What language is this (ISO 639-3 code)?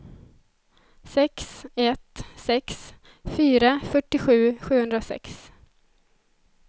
swe